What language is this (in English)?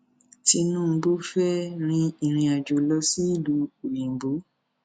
Yoruba